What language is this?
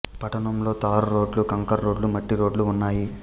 Telugu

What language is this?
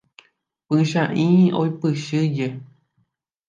Guarani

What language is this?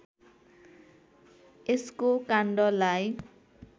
Nepali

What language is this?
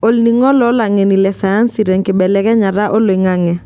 Masai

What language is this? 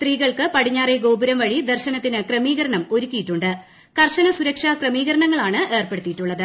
Malayalam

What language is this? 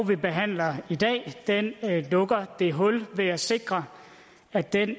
Danish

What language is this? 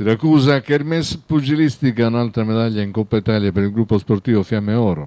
Italian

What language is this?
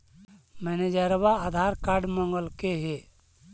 Magahi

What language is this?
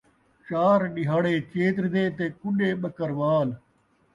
Saraiki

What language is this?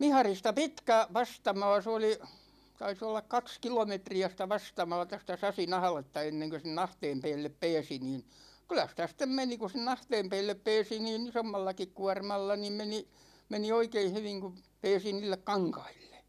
Finnish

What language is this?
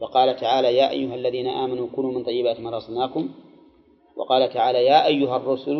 Arabic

